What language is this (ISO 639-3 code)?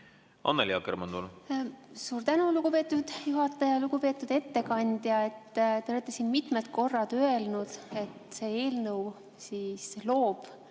est